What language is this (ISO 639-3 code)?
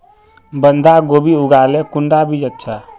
mag